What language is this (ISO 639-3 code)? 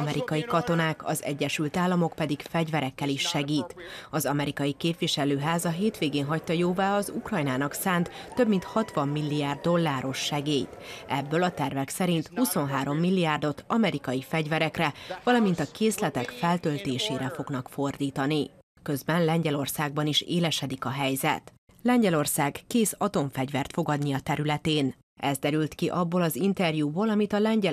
hun